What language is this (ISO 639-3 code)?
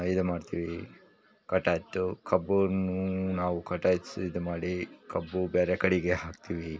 kan